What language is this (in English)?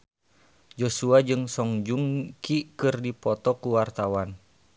Sundanese